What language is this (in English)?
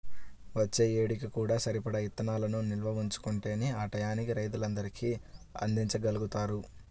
Telugu